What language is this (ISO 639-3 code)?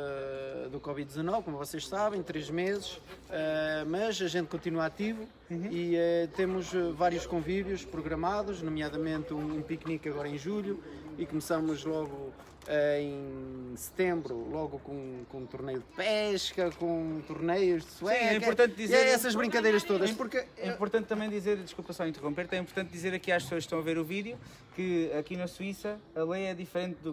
por